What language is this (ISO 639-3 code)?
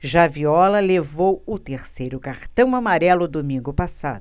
por